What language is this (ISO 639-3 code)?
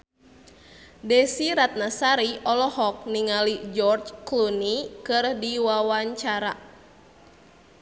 sun